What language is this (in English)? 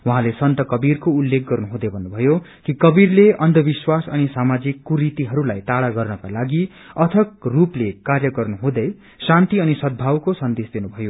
Nepali